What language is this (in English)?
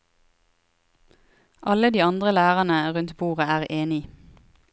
Norwegian